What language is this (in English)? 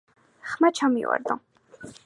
Georgian